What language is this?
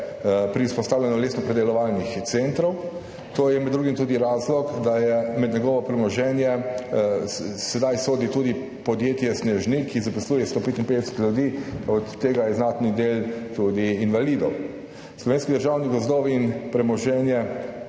Slovenian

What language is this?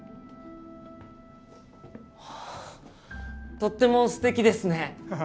Japanese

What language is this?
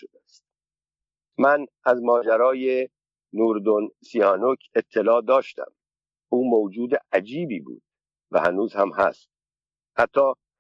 Persian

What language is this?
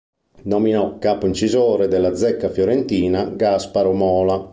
Italian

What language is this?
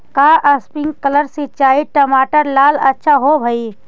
Magahi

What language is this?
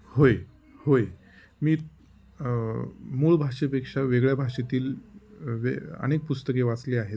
Marathi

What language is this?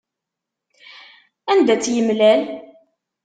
Kabyle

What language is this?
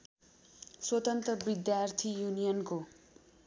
Nepali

